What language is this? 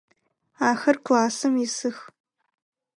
Adyghe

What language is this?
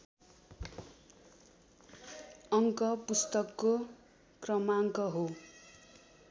Nepali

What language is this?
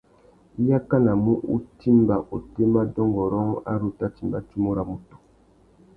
Tuki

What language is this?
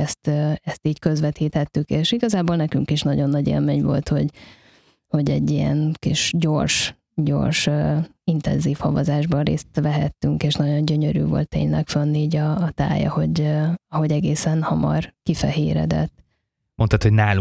Hungarian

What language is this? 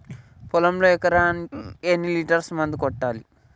Telugu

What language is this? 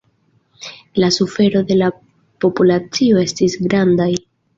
Esperanto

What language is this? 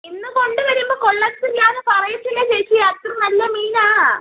Malayalam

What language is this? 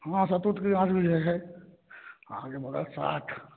Maithili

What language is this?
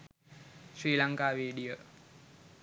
Sinhala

